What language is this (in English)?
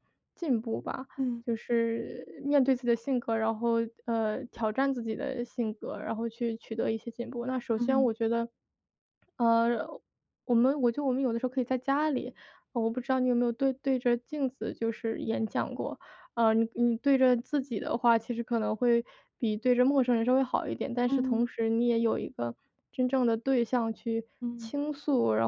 Chinese